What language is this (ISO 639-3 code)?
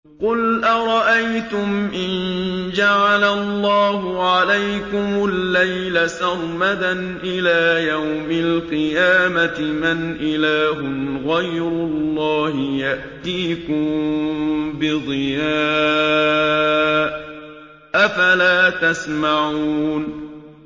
ara